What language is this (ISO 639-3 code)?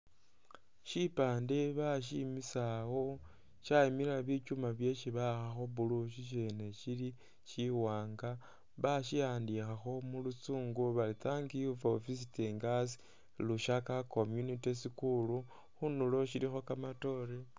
myx